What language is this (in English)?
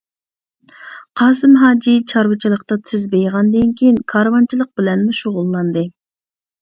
Uyghur